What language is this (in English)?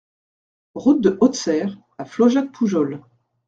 French